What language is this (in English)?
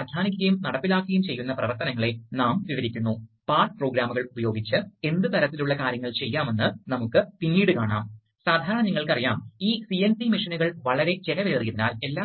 Malayalam